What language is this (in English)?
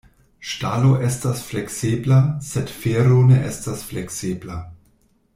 Esperanto